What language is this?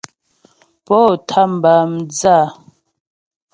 Ghomala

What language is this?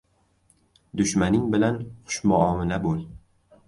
Uzbek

